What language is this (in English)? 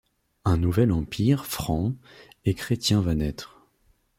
French